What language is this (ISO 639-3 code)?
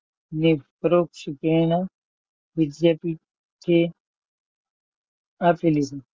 guj